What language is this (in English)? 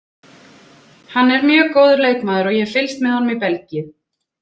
Icelandic